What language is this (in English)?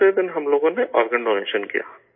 Urdu